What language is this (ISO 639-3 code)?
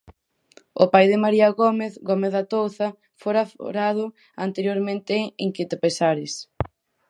glg